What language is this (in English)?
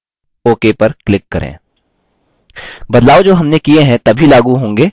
Hindi